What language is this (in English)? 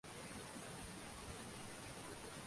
Uzbek